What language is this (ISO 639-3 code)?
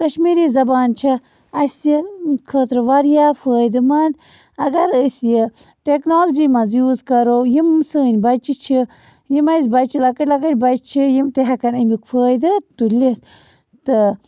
kas